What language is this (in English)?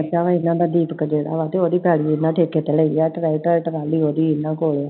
Punjabi